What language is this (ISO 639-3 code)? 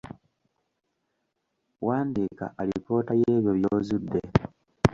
lug